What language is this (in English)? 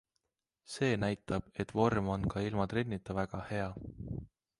Estonian